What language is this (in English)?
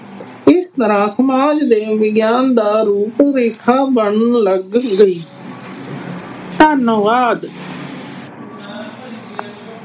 Punjabi